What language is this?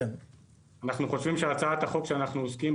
Hebrew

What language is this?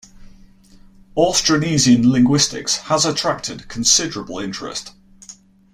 English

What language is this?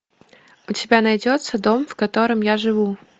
Russian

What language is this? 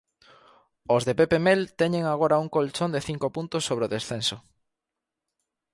Galician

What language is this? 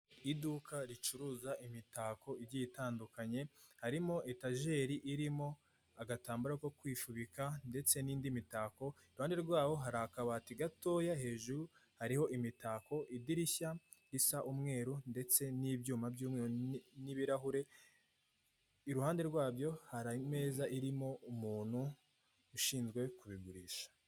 Kinyarwanda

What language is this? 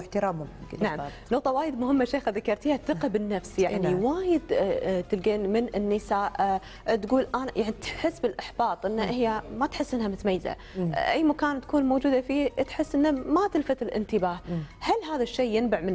Arabic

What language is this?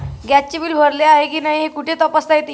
Marathi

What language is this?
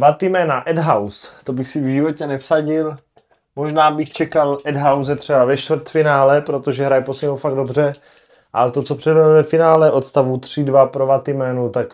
Czech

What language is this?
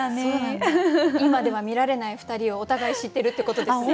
Japanese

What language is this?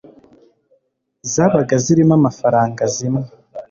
Kinyarwanda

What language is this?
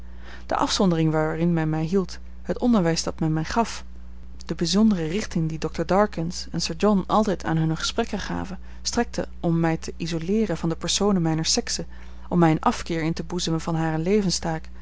Dutch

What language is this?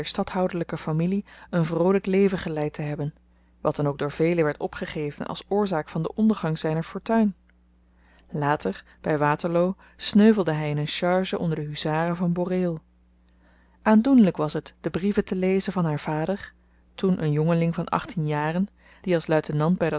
Dutch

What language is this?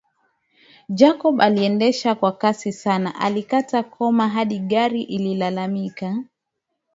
Swahili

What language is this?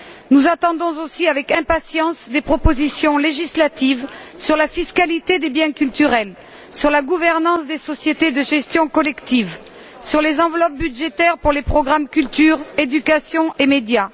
French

